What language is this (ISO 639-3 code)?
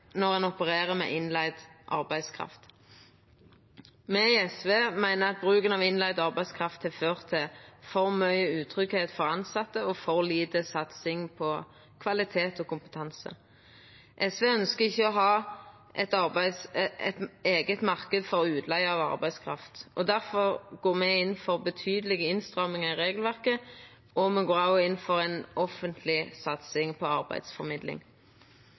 nno